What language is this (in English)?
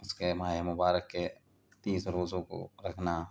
Urdu